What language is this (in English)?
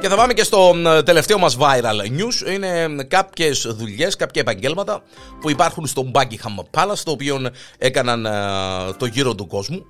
Greek